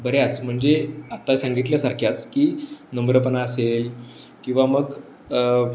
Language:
Marathi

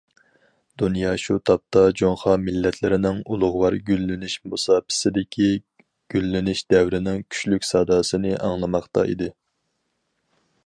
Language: Uyghur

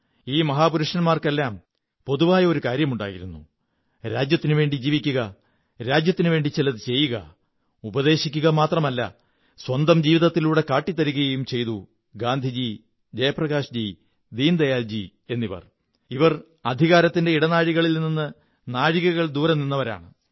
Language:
Malayalam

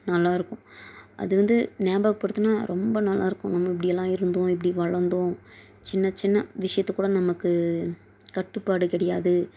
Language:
Tamil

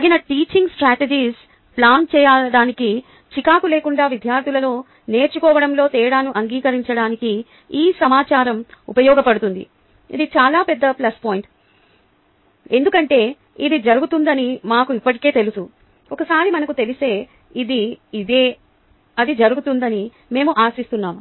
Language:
Telugu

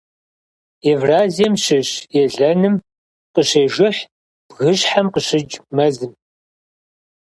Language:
Kabardian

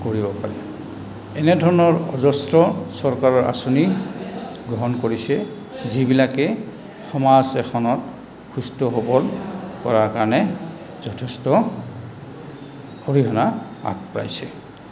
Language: Assamese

